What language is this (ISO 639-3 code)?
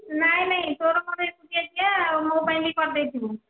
ori